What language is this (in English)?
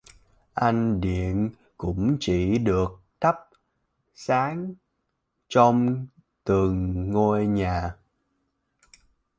Vietnamese